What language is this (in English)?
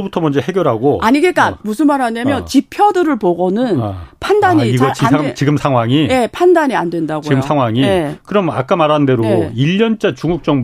Korean